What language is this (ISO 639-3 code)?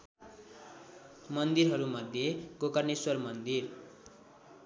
nep